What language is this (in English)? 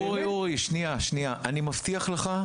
Hebrew